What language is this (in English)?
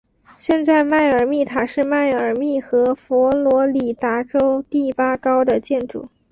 Chinese